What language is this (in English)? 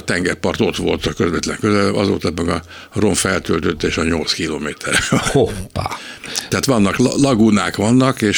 Hungarian